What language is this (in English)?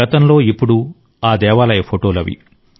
Telugu